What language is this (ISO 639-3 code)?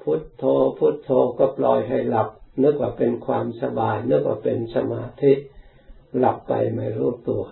tha